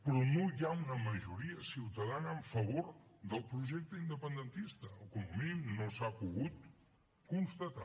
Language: Catalan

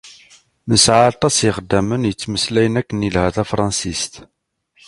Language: Kabyle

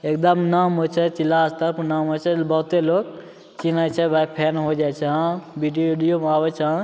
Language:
Maithili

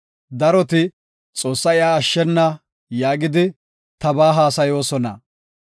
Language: Gofa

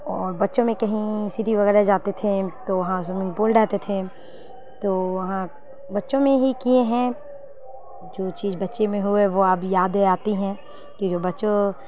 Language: Urdu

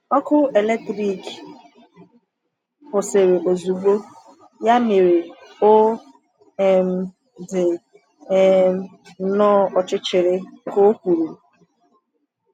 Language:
Igbo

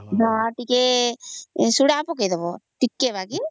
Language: Odia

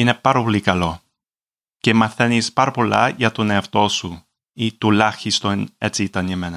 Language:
Greek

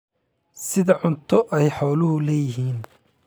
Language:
Somali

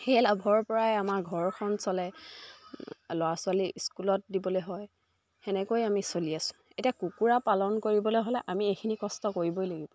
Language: Assamese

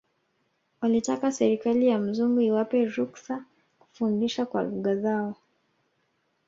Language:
Swahili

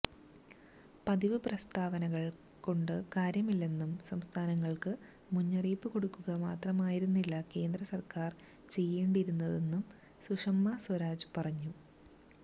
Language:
Malayalam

